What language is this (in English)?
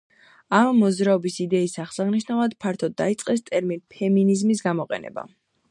Georgian